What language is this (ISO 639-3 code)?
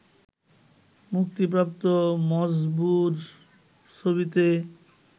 ben